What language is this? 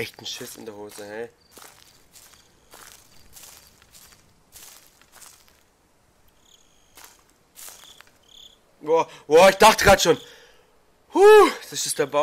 German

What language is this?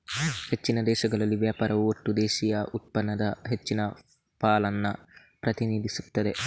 Kannada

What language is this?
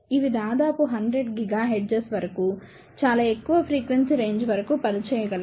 Telugu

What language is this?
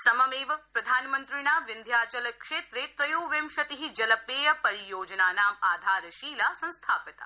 Sanskrit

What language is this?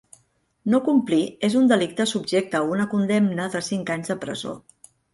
Catalan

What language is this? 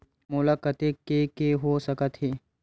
Chhattisgarhi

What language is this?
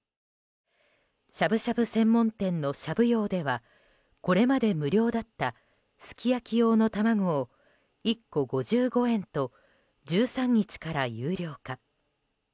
Japanese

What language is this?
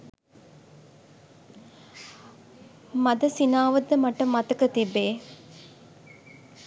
Sinhala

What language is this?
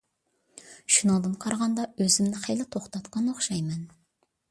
Uyghur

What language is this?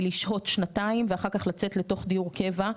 Hebrew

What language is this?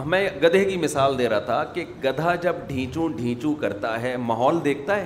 Urdu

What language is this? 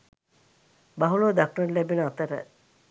Sinhala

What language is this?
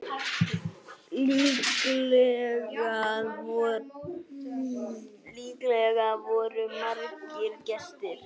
Icelandic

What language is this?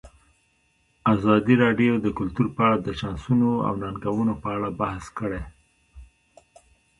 Pashto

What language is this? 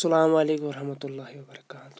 Kashmiri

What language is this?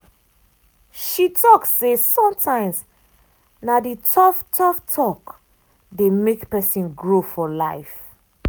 Nigerian Pidgin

